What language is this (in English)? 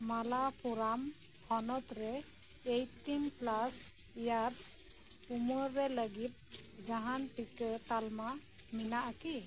Santali